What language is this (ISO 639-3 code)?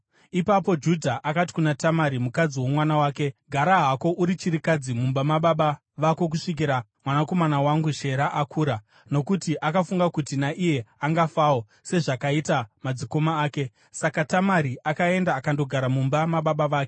sna